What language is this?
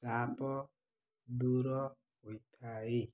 Odia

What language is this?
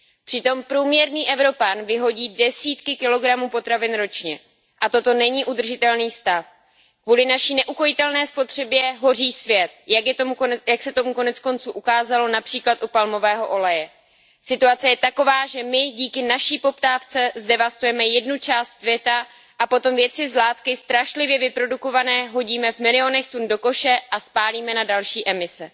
Czech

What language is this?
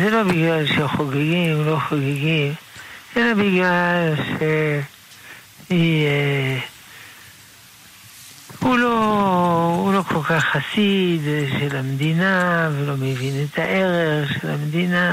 Hebrew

